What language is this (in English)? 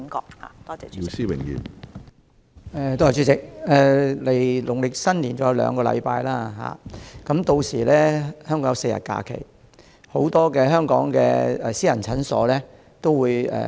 Cantonese